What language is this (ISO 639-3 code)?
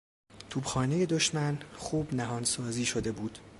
fas